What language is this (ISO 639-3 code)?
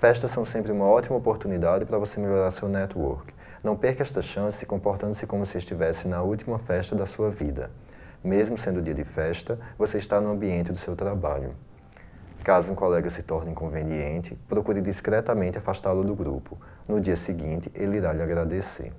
por